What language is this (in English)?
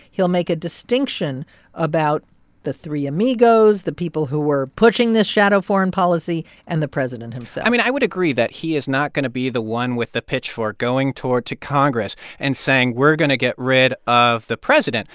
English